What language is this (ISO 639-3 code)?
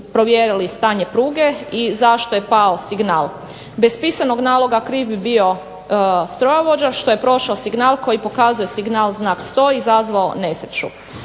hrv